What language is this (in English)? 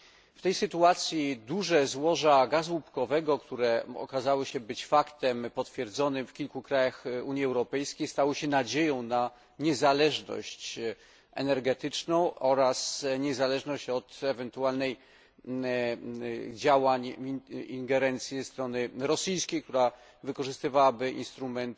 Polish